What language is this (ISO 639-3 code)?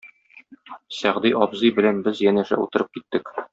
tat